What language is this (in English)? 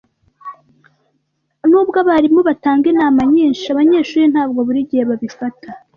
Kinyarwanda